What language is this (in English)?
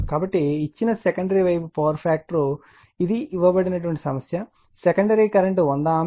Telugu